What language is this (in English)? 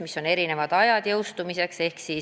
Estonian